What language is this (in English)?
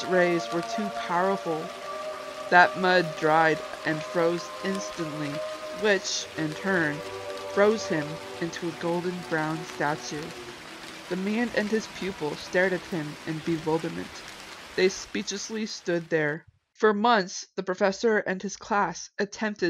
English